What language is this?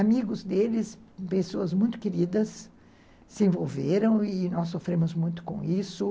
Portuguese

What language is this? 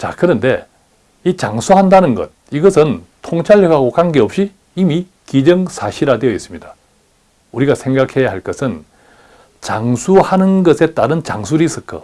Korean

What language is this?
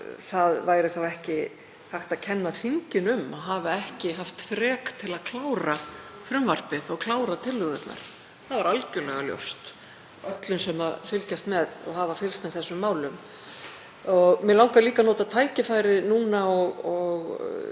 Icelandic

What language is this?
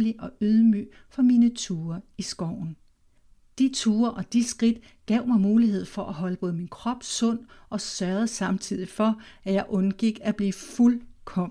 Danish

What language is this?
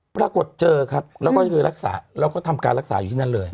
Thai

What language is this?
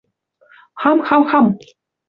Western Mari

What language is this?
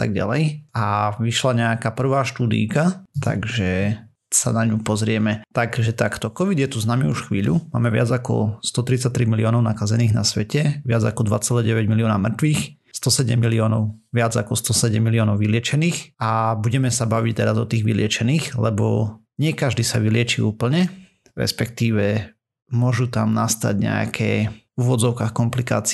Slovak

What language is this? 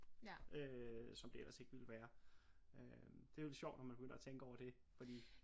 Danish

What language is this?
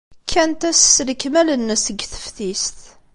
Kabyle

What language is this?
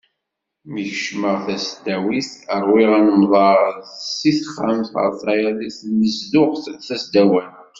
Kabyle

